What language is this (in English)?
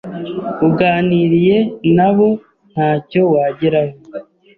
Kinyarwanda